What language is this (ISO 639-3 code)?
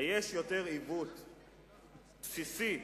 heb